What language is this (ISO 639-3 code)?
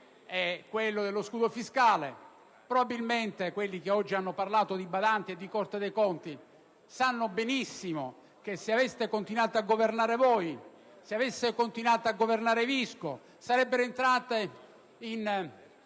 ita